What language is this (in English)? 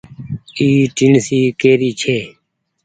Goaria